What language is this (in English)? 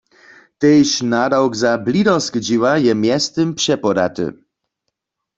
Upper Sorbian